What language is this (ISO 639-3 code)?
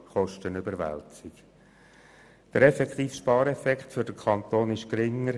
gsw